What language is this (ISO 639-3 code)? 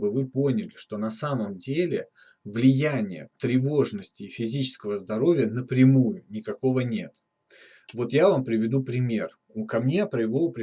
rus